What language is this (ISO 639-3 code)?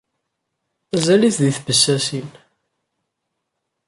kab